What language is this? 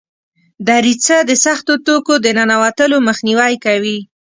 Pashto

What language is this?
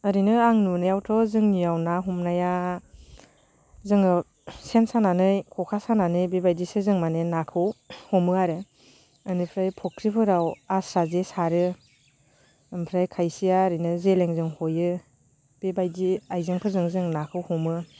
Bodo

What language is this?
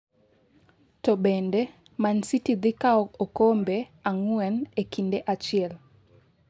Luo (Kenya and Tanzania)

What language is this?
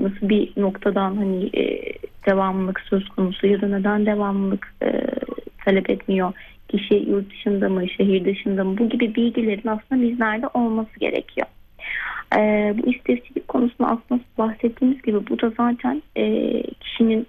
Turkish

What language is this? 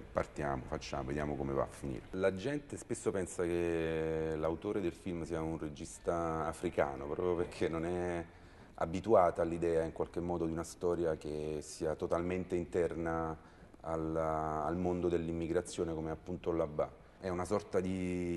Italian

